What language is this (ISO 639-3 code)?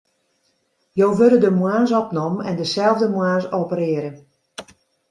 fry